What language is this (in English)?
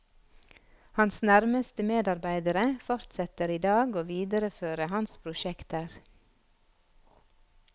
Norwegian